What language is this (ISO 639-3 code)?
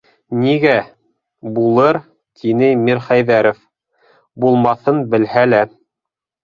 bak